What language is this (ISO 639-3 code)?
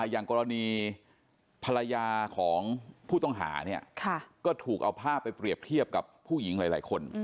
tha